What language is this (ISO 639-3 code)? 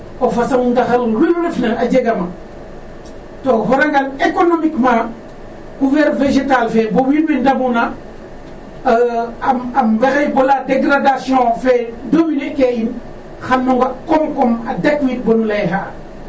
srr